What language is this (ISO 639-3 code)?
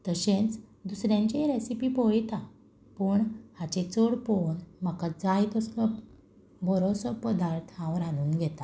kok